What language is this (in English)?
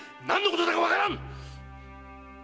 Japanese